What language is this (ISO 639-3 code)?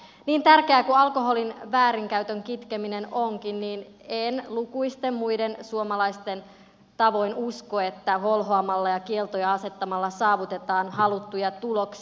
fin